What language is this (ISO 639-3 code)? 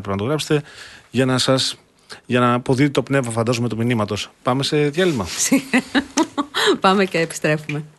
ell